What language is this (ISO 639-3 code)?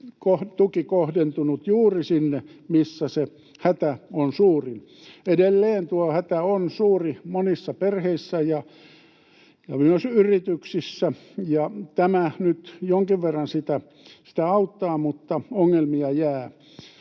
fin